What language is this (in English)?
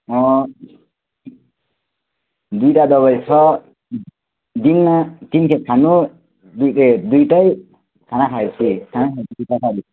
Nepali